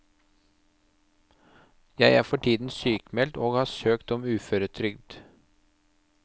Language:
Norwegian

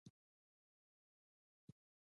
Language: Pashto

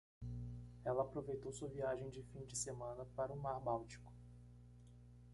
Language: Portuguese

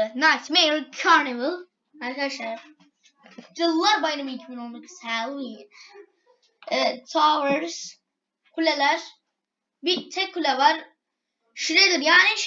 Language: Turkish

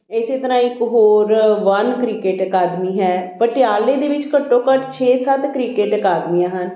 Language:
Punjabi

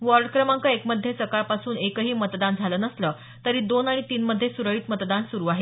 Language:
Marathi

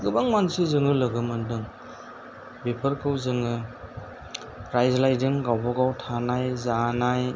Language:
Bodo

